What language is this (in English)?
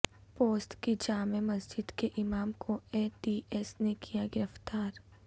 Urdu